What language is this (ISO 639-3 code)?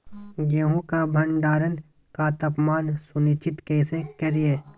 mag